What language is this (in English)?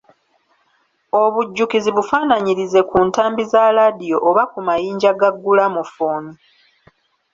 Ganda